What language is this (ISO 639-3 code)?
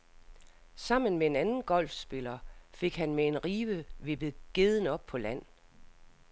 dan